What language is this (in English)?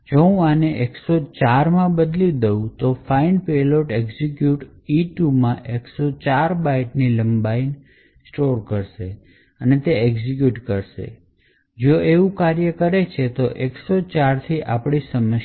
Gujarati